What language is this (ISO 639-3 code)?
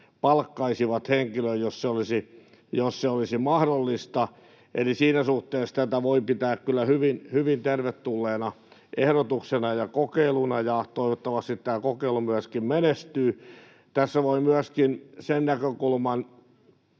fin